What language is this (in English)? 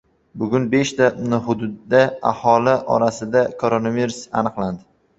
Uzbek